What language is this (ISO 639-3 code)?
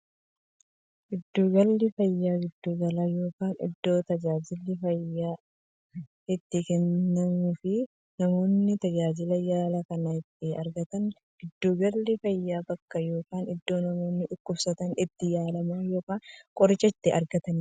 orm